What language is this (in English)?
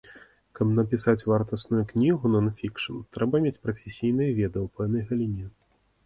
Belarusian